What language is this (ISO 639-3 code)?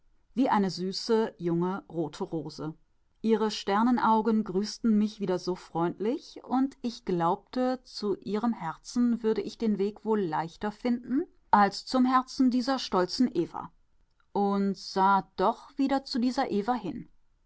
deu